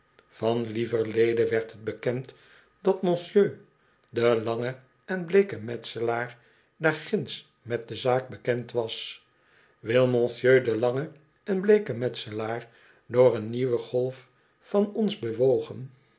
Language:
Dutch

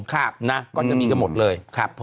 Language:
Thai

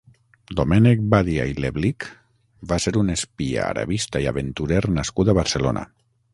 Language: Catalan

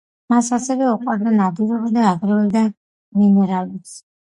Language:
Georgian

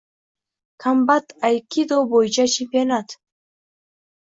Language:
Uzbek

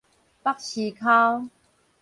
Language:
Min Nan Chinese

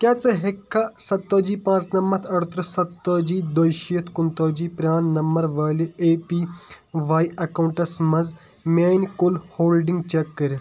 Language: Kashmiri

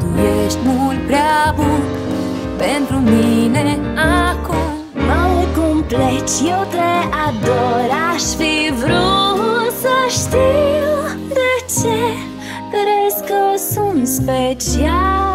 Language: Romanian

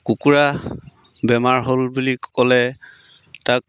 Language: Assamese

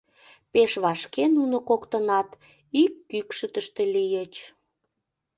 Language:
Mari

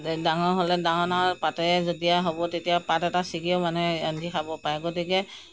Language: Assamese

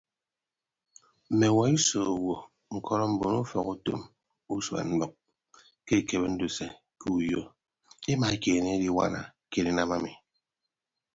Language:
Ibibio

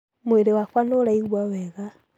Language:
Kikuyu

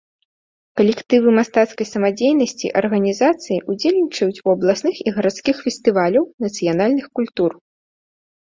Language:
Belarusian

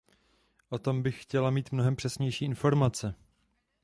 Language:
Czech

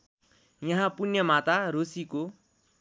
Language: Nepali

